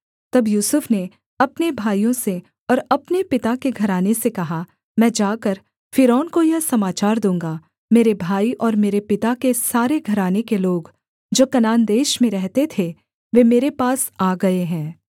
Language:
Hindi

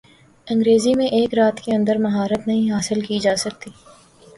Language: Urdu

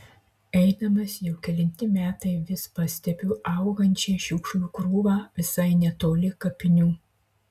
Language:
Lithuanian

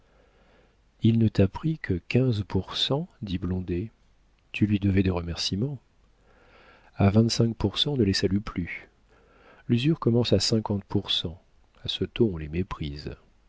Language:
French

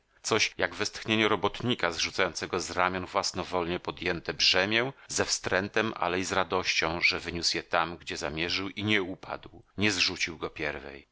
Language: Polish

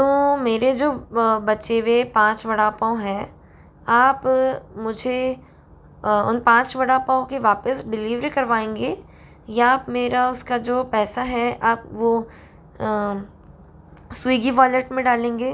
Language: Hindi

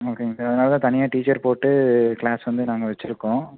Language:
Tamil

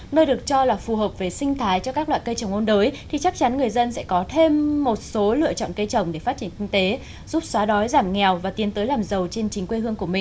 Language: Vietnamese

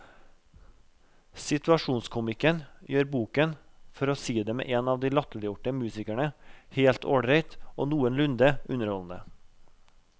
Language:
Norwegian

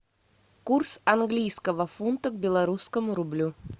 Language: Russian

